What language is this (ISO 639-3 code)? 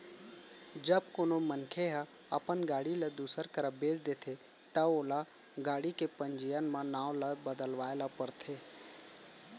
hne